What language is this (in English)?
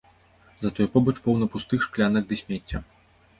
Belarusian